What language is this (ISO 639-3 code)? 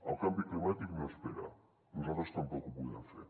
cat